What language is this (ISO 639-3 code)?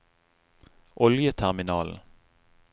nor